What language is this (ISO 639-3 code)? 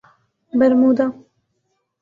urd